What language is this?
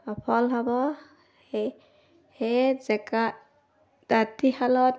Assamese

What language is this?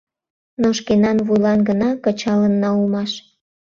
Mari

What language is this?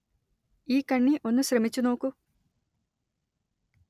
Malayalam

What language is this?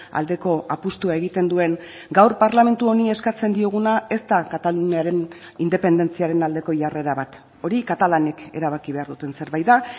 Basque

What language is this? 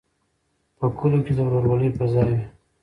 Pashto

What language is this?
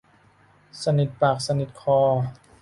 Thai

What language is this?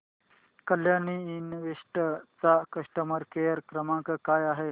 Marathi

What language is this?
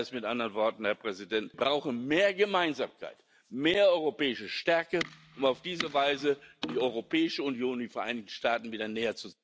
German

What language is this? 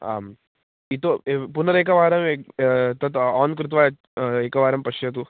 Sanskrit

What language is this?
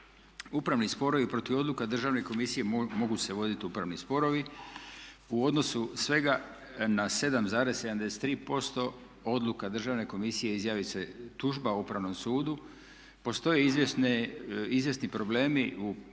Croatian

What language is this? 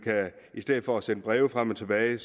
Danish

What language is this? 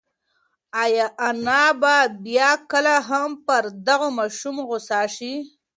Pashto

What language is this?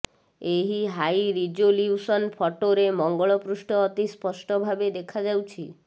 Odia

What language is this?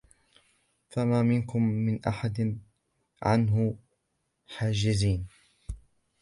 Arabic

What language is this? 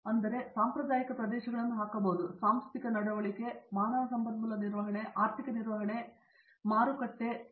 Kannada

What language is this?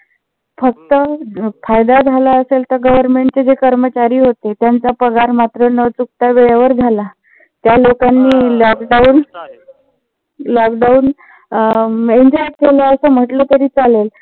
Marathi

